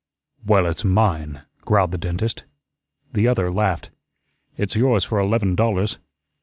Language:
English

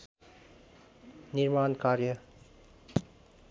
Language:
Nepali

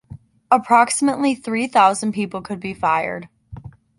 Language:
English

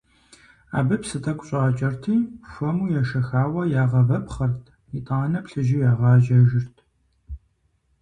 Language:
Kabardian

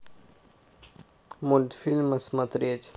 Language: Russian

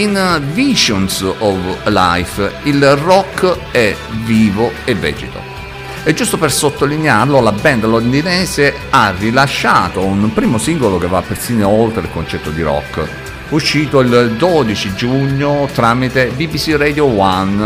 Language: Italian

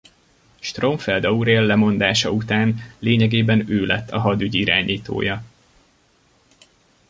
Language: Hungarian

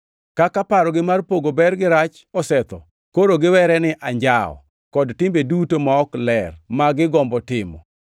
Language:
Luo (Kenya and Tanzania)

